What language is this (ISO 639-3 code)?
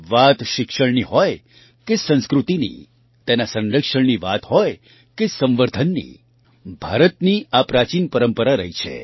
guj